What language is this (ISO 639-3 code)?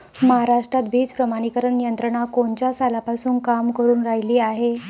mar